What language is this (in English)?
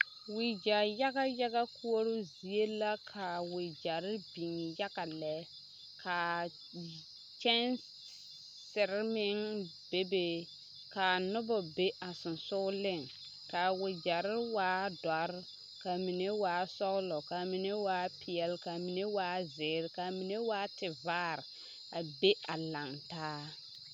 Southern Dagaare